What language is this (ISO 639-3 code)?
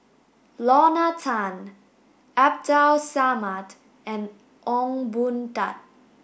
eng